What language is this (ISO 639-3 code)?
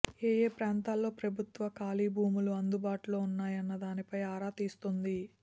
tel